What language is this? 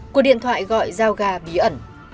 Vietnamese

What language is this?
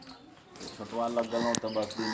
Maithili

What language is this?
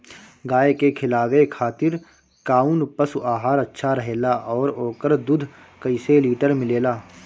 Bhojpuri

